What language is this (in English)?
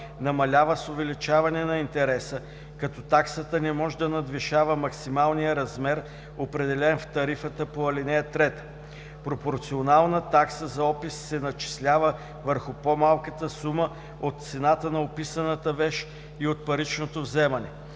Bulgarian